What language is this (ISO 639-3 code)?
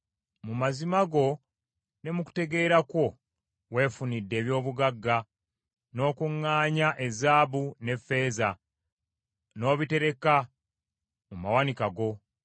lug